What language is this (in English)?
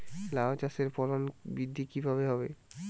Bangla